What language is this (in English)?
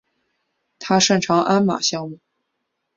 Chinese